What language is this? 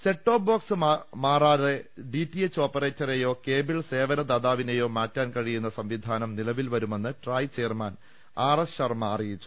Malayalam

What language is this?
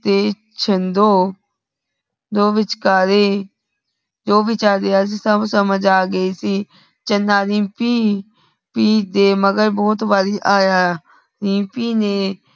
Punjabi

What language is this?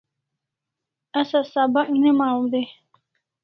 Kalasha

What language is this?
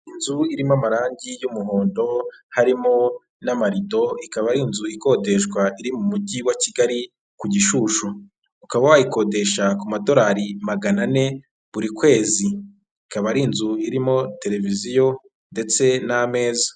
Kinyarwanda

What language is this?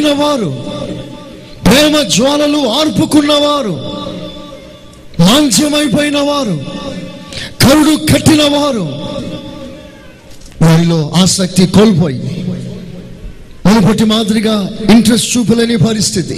Telugu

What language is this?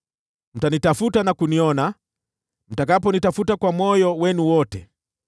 Swahili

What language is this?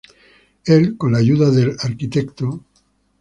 Spanish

